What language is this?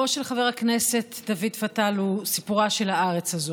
Hebrew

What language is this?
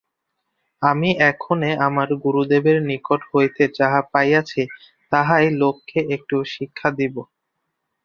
Bangla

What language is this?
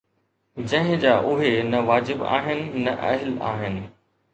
Sindhi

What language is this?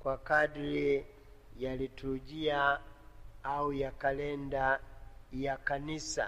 Swahili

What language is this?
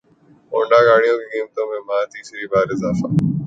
Urdu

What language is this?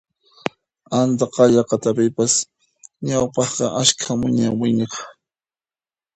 Puno Quechua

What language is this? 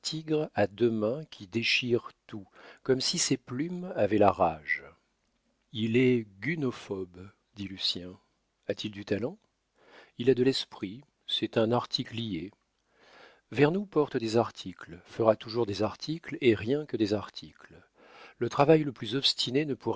French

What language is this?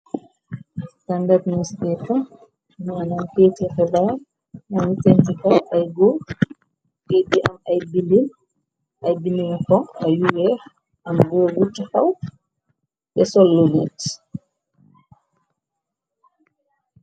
Wolof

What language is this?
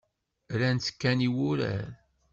Kabyle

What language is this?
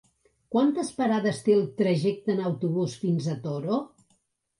Catalan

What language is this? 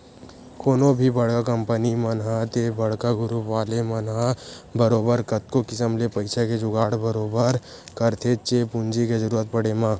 Chhattisgarhi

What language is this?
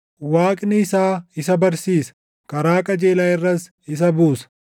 Oromo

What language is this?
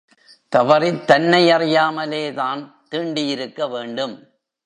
Tamil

